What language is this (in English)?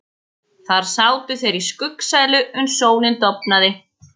Icelandic